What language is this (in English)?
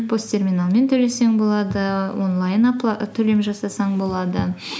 Kazakh